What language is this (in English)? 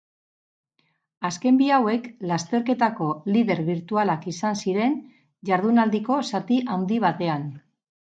Basque